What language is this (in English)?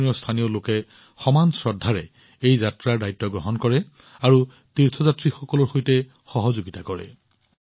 Assamese